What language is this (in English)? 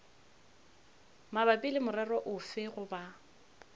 Northern Sotho